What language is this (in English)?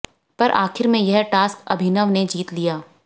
Hindi